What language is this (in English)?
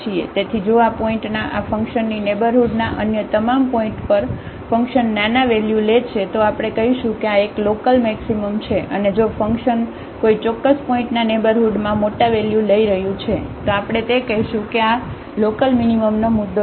Gujarati